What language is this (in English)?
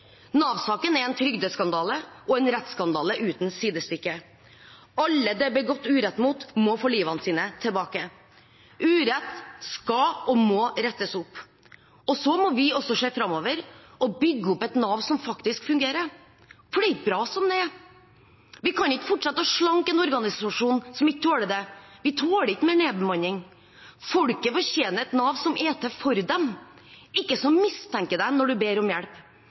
Norwegian Bokmål